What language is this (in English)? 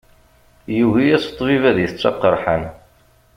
Kabyle